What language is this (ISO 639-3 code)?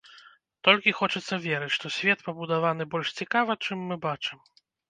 bel